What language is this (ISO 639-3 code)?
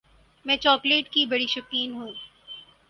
urd